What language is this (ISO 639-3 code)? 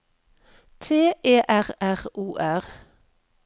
nor